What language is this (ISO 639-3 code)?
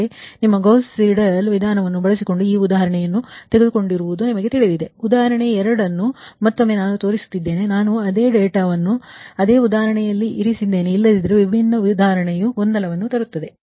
kan